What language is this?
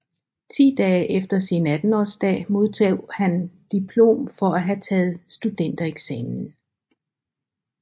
Danish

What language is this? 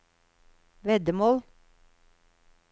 Norwegian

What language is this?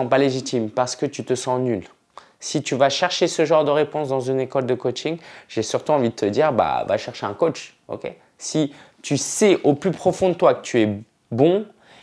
French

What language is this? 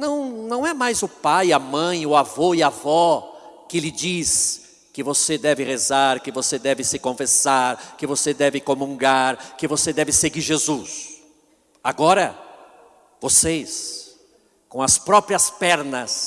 Portuguese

